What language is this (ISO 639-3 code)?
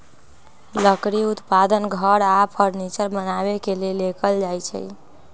mag